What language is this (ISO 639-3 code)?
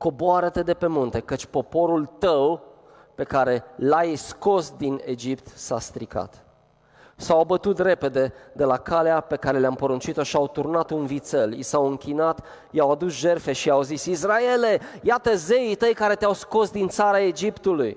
ron